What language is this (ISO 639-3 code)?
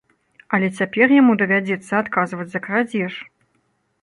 bel